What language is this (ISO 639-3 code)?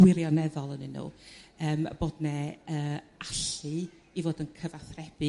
cym